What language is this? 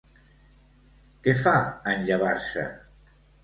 Catalan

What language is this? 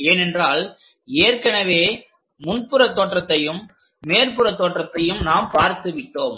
Tamil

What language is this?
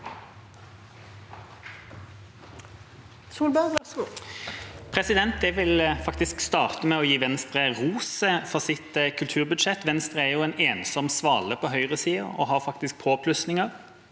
Norwegian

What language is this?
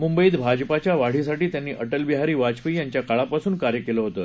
Marathi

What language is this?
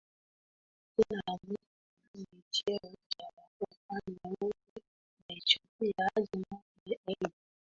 Swahili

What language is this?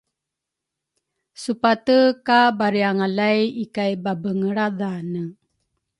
Rukai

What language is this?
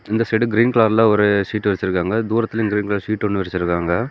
Tamil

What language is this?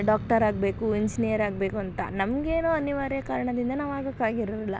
Kannada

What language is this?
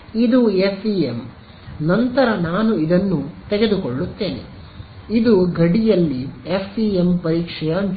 Kannada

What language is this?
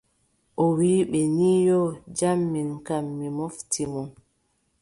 Adamawa Fulfulde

